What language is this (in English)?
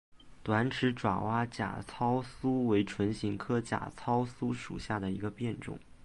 Chinese